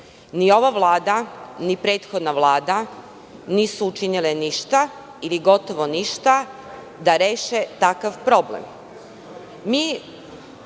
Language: Serbian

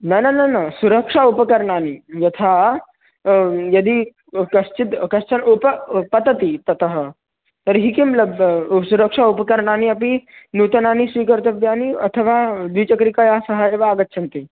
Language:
Sanskrit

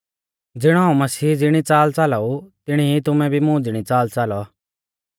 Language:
Mahasu Pahari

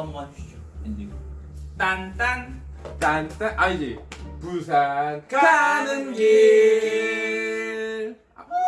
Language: Korean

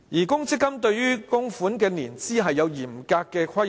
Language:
Cantonese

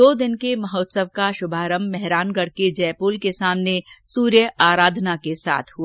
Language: Hindi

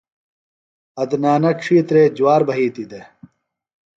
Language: Phalura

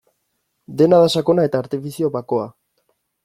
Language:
Basque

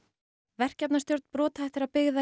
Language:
Icelandic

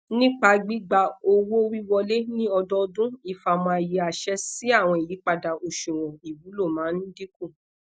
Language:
Yoruba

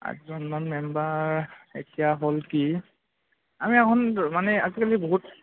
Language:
Assamese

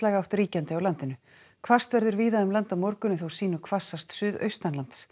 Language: Icelandic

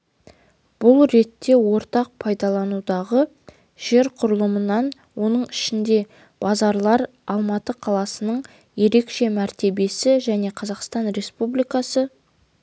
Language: Kazakh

